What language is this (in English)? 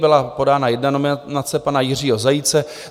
Czech